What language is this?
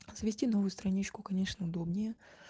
Russian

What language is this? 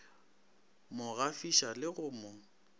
Northern Sotho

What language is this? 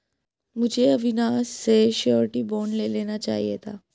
Hindi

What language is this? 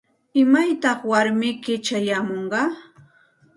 Santa Ana de Tusi Pasco Quechua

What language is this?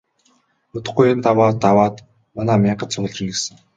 Mongolian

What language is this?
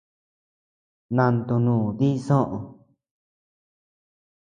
Tepeuxila Cuicatec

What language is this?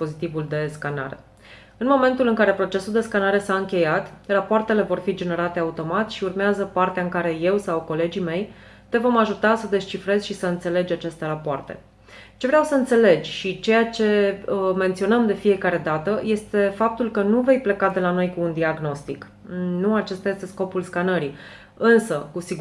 Romanian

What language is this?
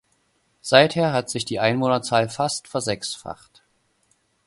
German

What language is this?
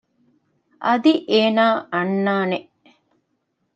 Divehi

